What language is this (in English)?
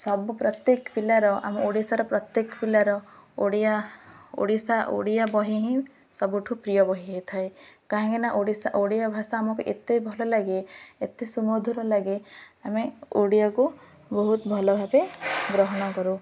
Odia